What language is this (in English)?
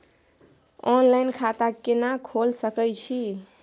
Maithili